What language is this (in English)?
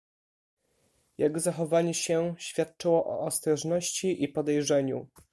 Polish